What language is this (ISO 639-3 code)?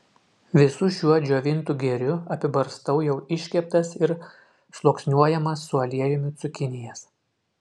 lit